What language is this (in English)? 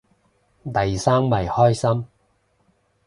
Cantonese